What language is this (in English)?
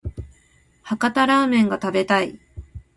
Japanese